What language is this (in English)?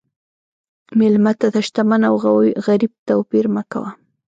Pashto